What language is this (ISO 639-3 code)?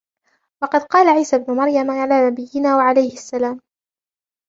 ara